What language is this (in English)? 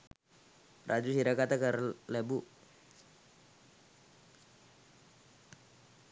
Sinhala